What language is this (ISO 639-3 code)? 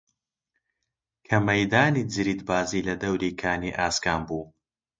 ckb